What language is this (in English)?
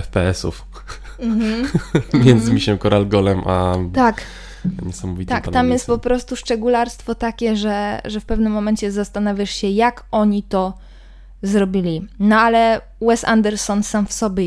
Polish